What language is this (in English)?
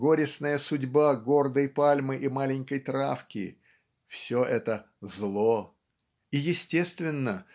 Russian